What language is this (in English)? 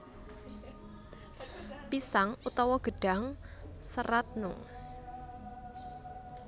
Javanese